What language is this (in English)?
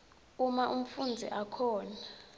Swati